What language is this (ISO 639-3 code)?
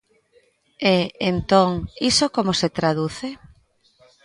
glg